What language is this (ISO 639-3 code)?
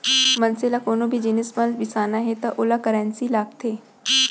hne